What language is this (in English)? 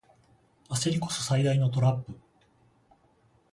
Japanese